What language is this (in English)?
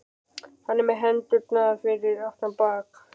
Icelandic